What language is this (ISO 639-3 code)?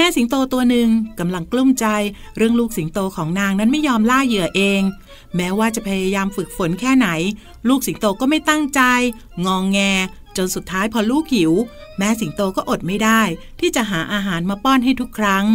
tha